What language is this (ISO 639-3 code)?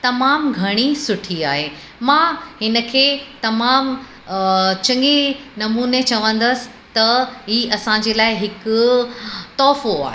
snd